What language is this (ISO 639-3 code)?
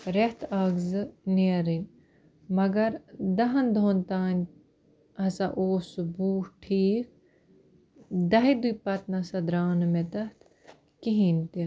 kas